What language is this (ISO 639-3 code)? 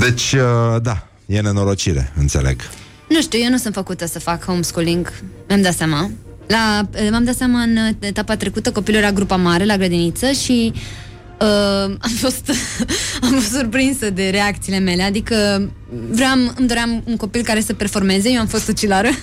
ron